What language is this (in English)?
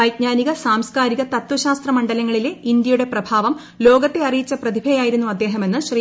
Malayalam